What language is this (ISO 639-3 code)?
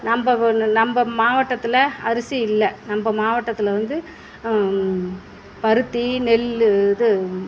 tam